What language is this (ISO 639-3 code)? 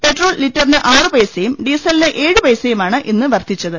mal